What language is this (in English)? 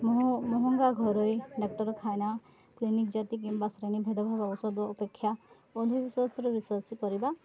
Odia